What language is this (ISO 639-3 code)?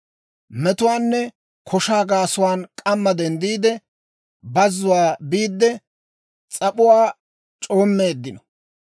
dwr